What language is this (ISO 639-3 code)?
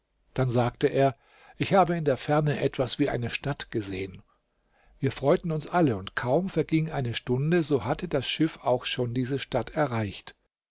deu